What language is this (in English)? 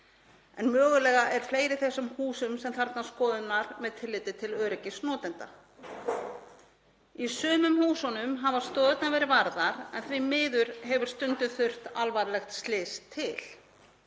Icelandic